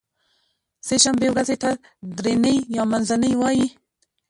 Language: Pashto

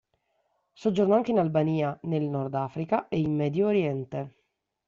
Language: Italian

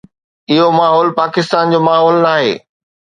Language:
Sindhi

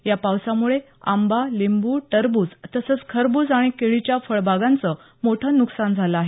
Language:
Marathi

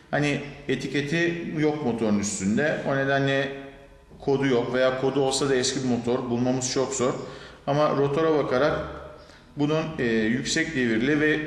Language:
Turkish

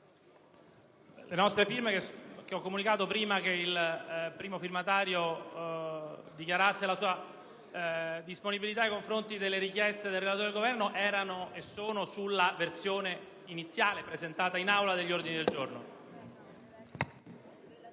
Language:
Italian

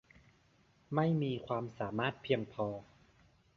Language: Thai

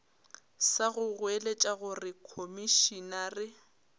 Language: Northern Sotho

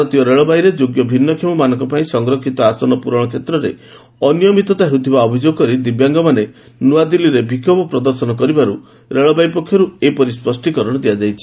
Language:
Odia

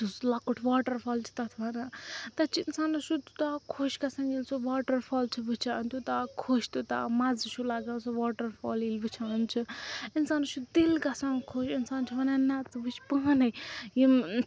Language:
Kashmiri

